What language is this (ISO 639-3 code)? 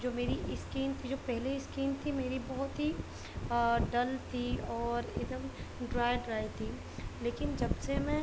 urd